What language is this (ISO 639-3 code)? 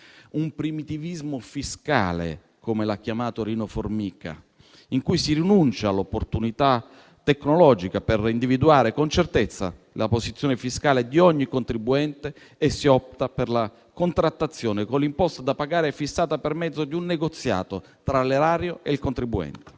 ita